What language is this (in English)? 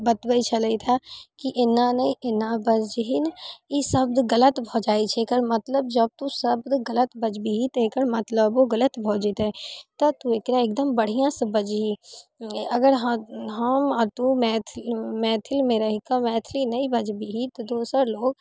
Maithili